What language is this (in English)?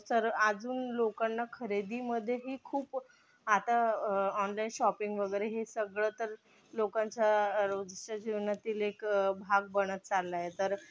Marathi